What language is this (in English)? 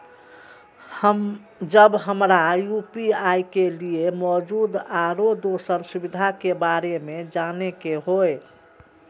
Maithili